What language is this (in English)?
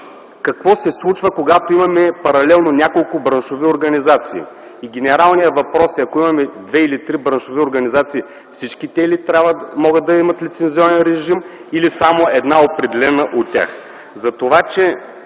Bulgarian